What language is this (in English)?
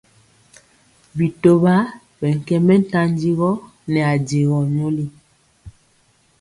Mpiemo